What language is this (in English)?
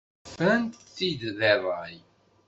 Kabyle